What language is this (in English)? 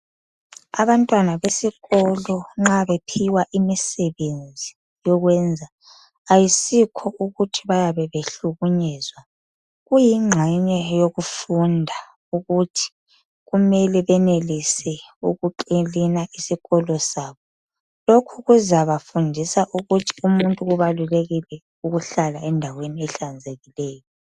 North Ndebele